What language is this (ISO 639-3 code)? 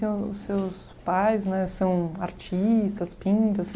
por